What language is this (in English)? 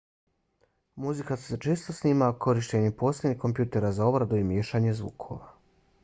Bosnian